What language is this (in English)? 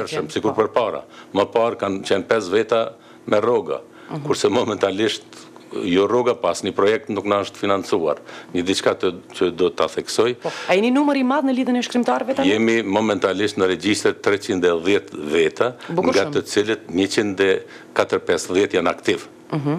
Romanian